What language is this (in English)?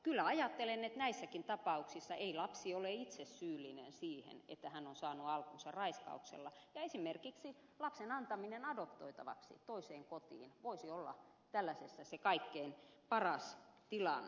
Finnish